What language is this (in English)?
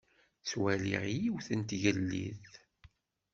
Kabyle